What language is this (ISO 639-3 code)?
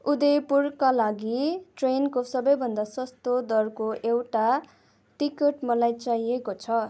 nep